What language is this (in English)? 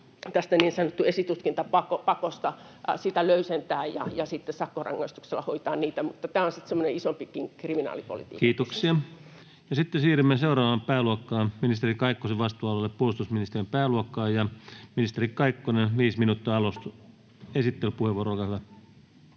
Finnish